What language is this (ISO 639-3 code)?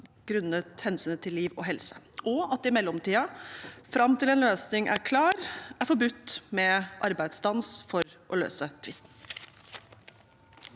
nor